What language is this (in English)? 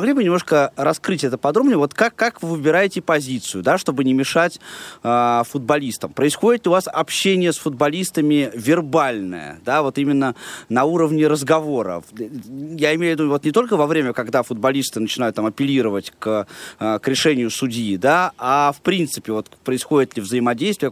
Russian